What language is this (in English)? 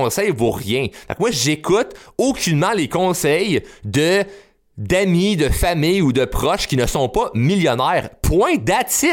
French